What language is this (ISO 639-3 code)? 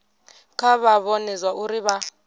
ven